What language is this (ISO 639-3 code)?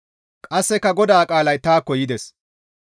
gmv